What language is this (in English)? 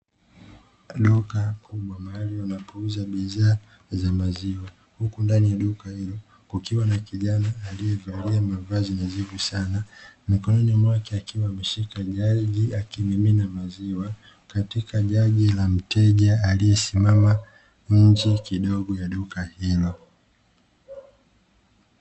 Swahili